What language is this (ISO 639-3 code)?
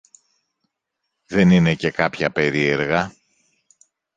ell